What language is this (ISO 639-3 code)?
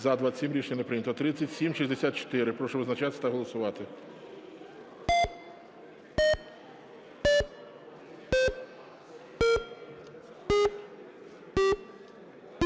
ukr